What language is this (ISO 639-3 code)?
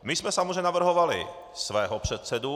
ces